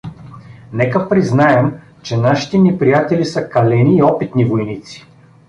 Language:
Bulgarian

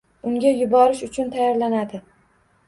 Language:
Uzbek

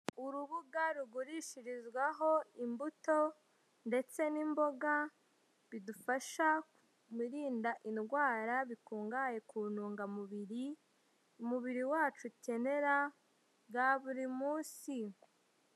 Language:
Kinyarwanda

